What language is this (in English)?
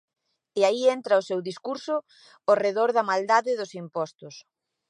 Galician